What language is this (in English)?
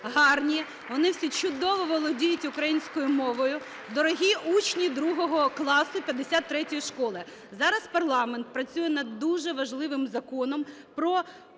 Ukrainian